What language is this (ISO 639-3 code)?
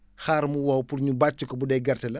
wol